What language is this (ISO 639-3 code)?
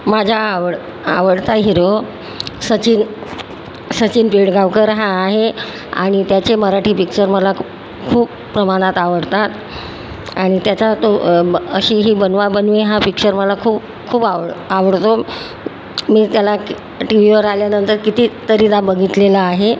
mar